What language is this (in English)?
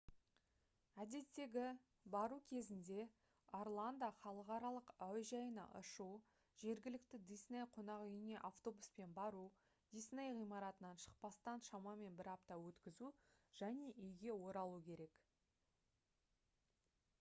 Kazakh